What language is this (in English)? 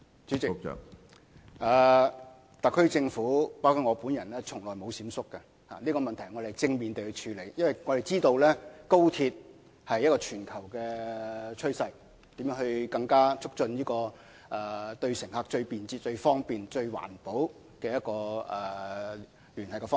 Cantonese